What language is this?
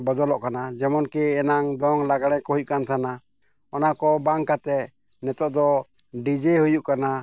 Santali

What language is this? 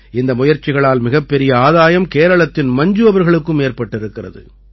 Tamil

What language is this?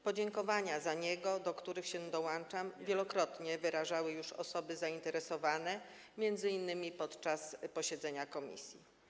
Polish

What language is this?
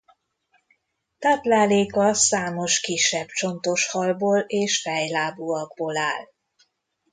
Hungarian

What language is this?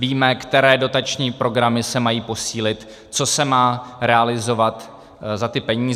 Czech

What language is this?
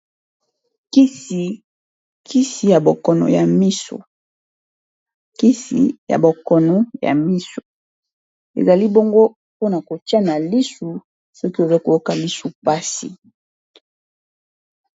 Lingala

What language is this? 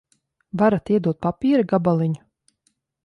Latvian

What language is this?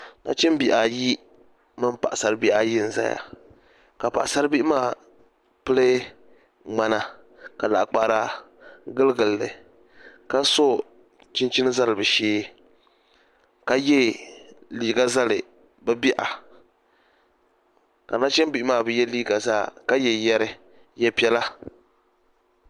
Dagbani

